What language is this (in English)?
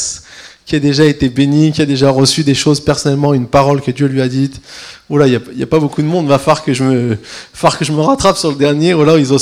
French